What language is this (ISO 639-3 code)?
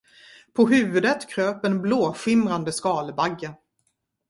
swe